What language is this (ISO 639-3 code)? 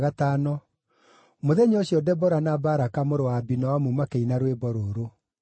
kik